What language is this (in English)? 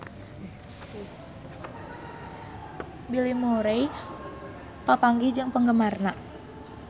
Sundanese